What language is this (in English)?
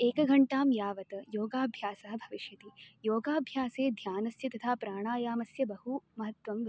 Sanskrit